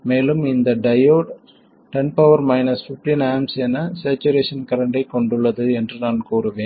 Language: Tamil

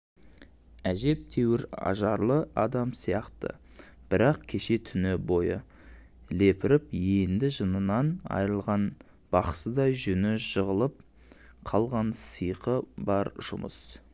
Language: Kazakh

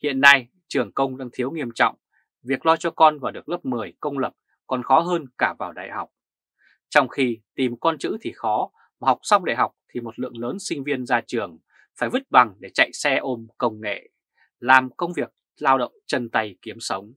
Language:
Vietnamese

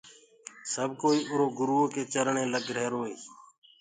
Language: Gurgula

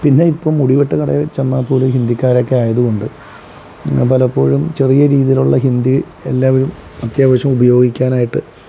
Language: Malayalam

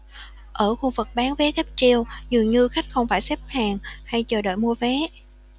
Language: Vietnamese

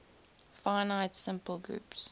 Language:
English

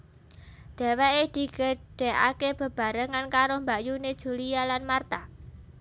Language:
Javanese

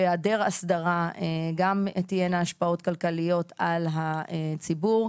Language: Hebrew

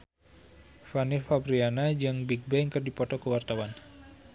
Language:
Sundanese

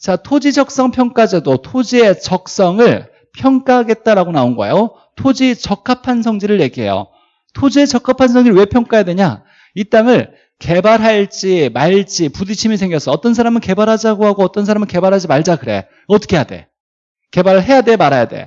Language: Korean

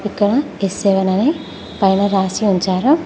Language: Telugu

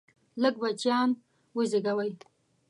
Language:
Pashto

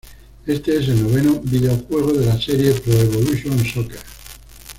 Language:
Spanish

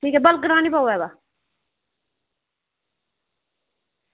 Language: Dogri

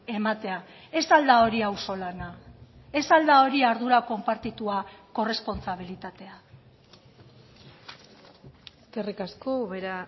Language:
Basque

